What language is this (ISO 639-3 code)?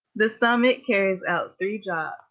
eng